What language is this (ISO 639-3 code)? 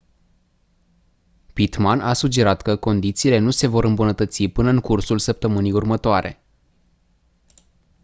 ron